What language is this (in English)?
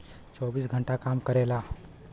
Bhojpuri